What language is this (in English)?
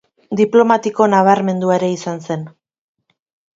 Basque